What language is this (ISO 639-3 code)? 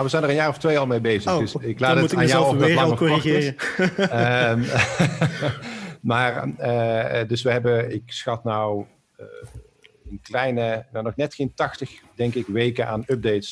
nld